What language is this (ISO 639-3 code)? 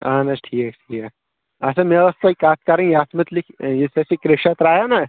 kas